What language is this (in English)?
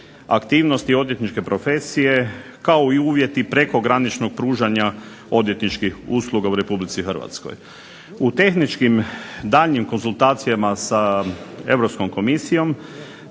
Croatian